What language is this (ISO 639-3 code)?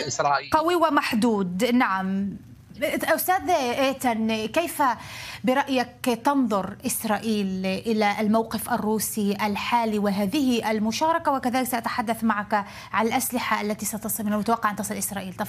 ara